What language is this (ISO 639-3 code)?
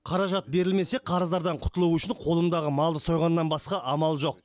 kaz